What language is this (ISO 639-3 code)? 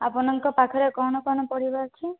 ori